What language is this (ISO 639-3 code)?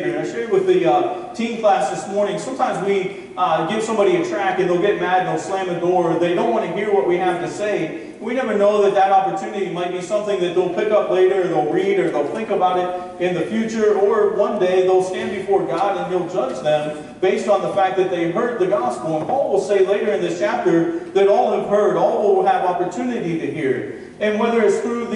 eng